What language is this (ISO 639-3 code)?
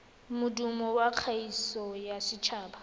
tsn